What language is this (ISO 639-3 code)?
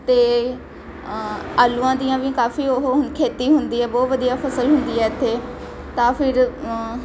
pan